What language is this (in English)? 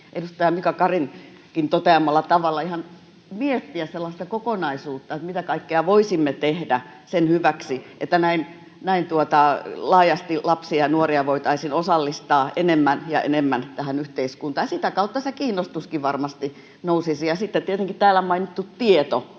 Finnish